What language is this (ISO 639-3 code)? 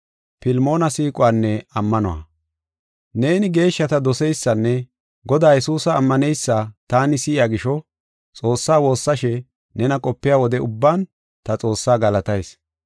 gof